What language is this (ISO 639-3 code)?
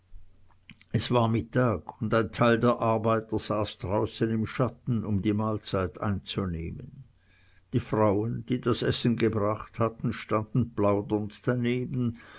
deu